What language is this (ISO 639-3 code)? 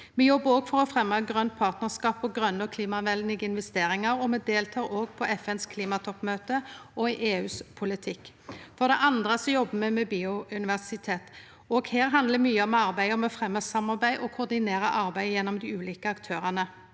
nor